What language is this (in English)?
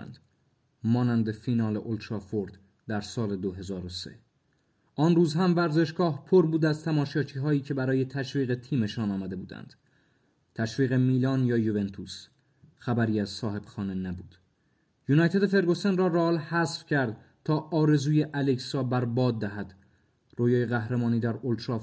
Persian